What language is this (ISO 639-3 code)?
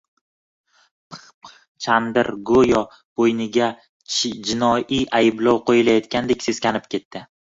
uzb